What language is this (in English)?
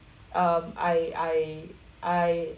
English